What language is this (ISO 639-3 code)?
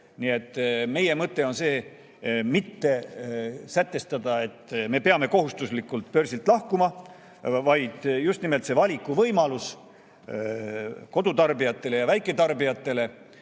est